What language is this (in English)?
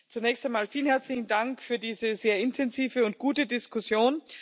German